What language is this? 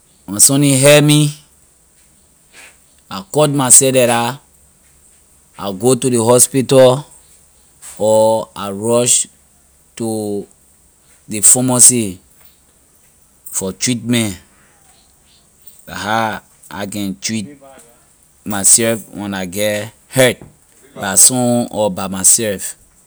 Liberian English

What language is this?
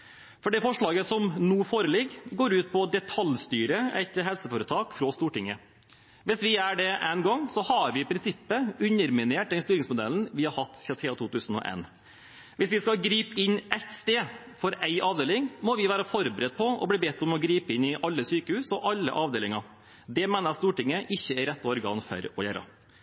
Norwegian Bokmål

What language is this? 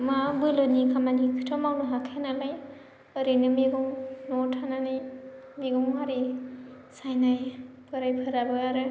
Bodo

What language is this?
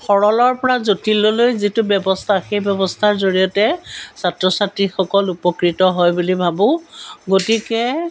Assamese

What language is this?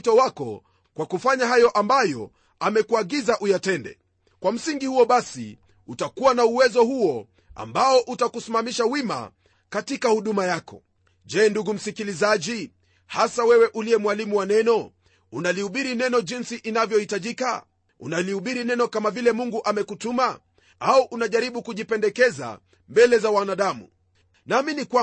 Swahili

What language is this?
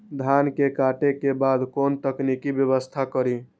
Maithili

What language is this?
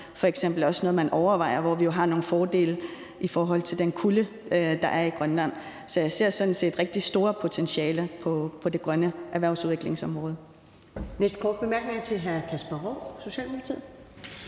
Danish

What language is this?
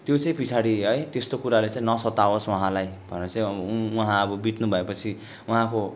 Nepali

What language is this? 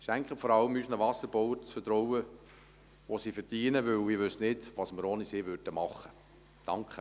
Swiss German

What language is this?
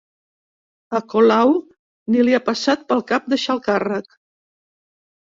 Catalan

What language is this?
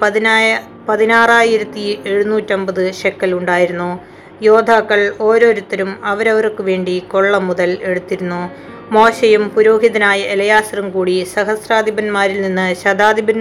Malayalam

